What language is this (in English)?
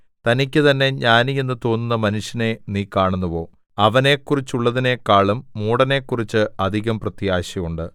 Malayalam